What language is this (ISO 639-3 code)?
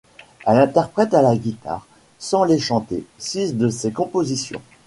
fra